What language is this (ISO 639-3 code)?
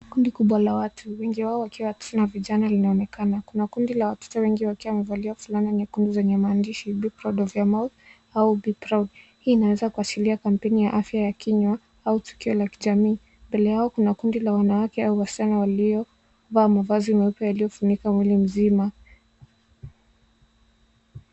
swa